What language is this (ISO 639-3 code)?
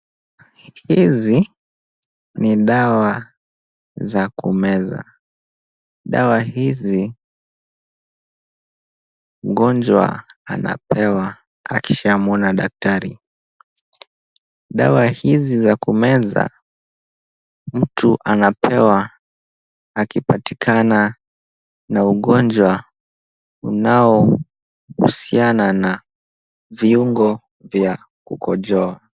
swa